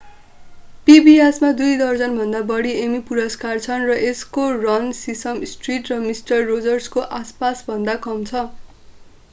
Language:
Nepali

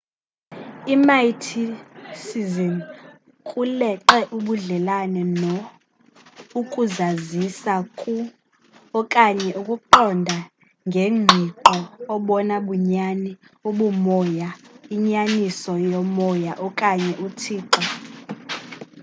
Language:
Xhosa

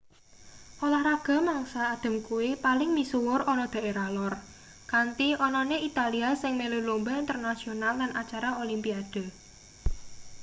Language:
Javanese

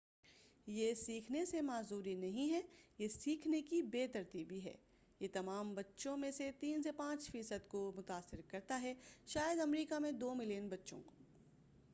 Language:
Urdu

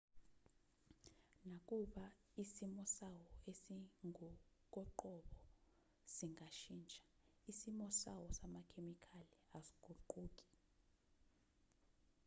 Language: Zulu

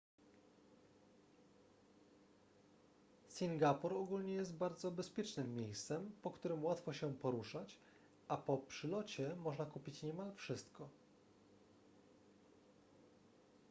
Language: Polish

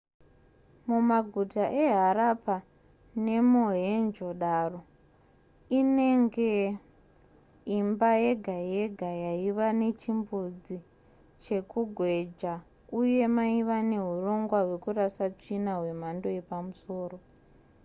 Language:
Shona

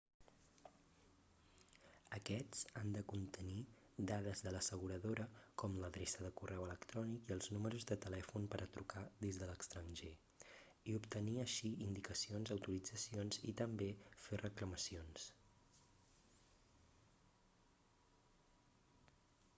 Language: Catalan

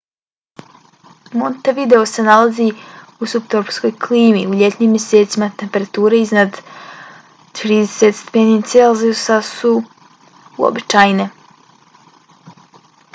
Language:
Bosnian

